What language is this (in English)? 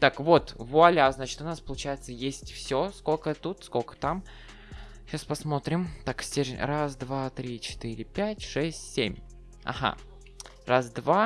Russian